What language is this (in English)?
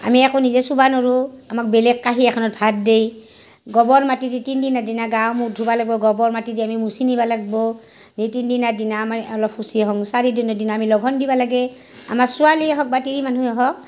Assamese